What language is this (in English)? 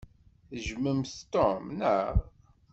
Kabyle